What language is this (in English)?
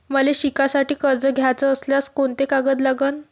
Marathi